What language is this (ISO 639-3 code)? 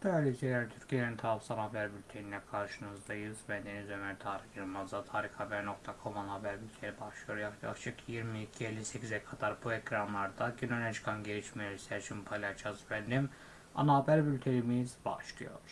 tur